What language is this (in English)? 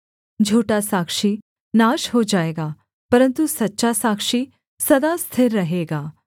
Hindi